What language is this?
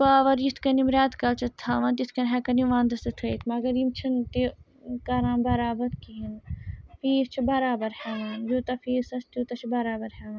Kashmiri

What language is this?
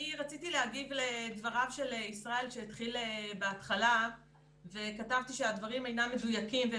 Hebrew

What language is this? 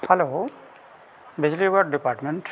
Santali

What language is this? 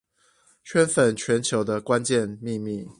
Chinese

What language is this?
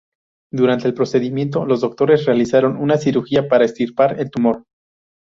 Spanish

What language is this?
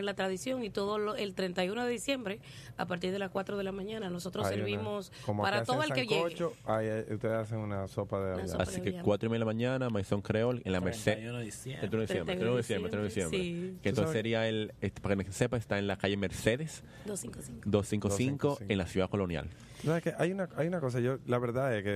Spanish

